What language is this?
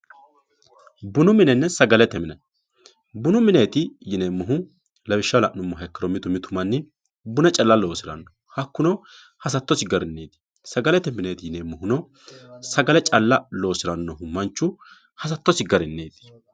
Sidamo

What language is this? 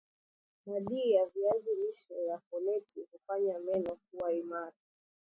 Swahili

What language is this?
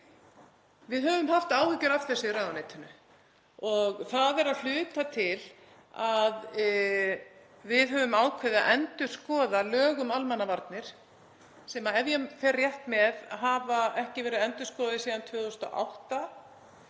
Icelandic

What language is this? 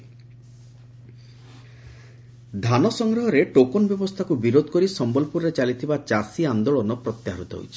Odia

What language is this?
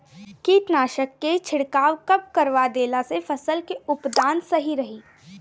Bhojpuri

